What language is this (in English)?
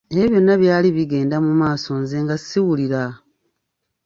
Ganda